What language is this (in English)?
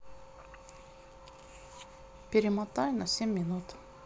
Russian